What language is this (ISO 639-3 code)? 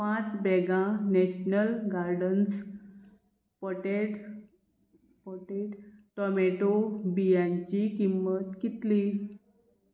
kok